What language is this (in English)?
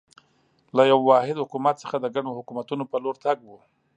Pashto